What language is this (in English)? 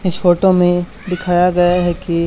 Hindi